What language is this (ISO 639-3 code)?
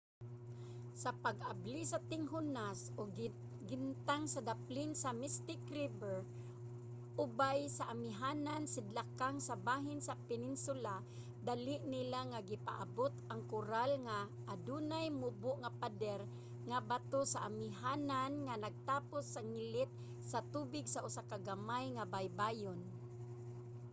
ceb